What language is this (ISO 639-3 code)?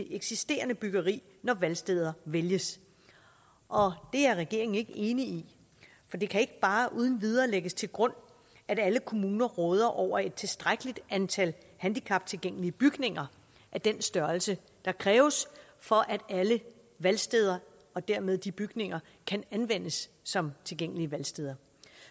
dan